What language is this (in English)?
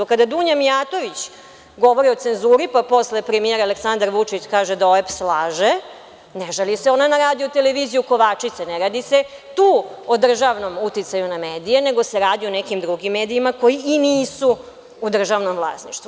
Serbian